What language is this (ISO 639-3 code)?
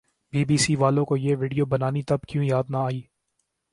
urd